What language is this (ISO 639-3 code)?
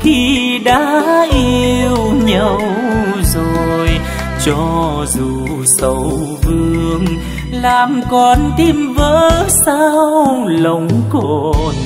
vie